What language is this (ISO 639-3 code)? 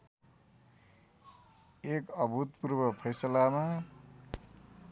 nep